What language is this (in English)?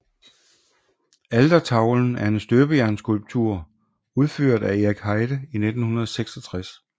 Danish